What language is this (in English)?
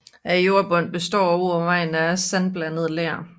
Danish